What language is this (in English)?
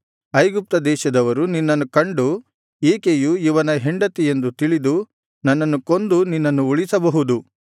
Kannada